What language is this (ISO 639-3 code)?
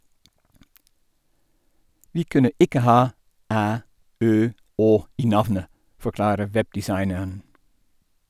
nor